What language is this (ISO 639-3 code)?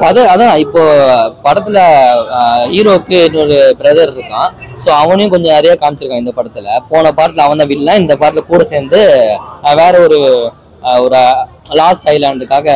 tam